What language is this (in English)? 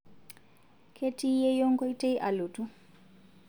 Masai